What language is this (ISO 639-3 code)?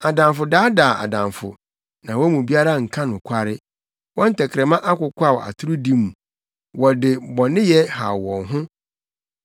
aka